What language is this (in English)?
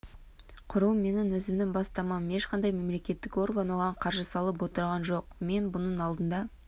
Kazakh